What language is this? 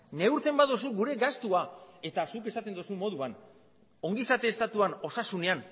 Basque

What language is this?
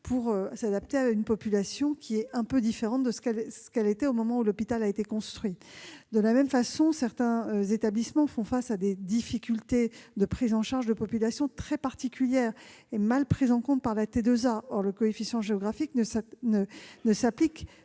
French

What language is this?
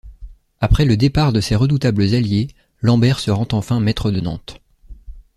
French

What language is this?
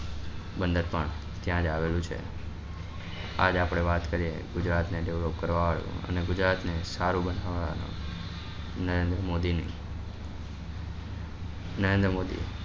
Gujarati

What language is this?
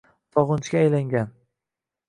Uzbek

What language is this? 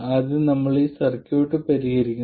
Malayalam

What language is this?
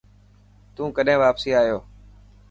Dhatki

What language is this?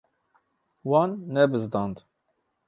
Kurdish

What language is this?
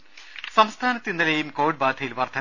Malayalam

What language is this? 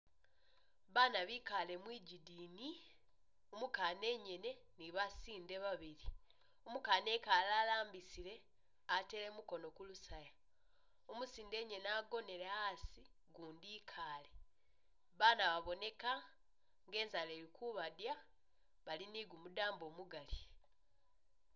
Masaaba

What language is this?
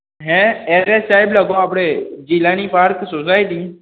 Gujarati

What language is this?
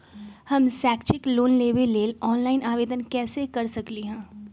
Magahi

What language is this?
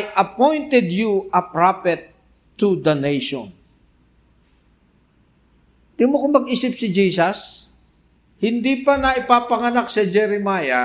Filipino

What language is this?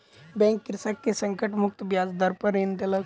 Maithili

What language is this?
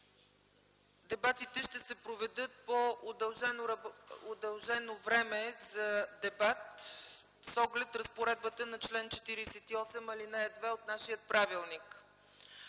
Bulgarian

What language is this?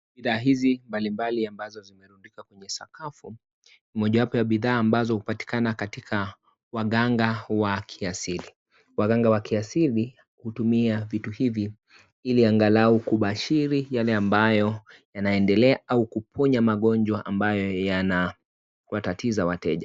Swahili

